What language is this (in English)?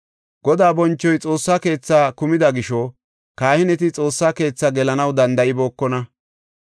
Gofa